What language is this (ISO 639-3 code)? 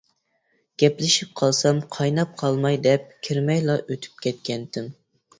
uig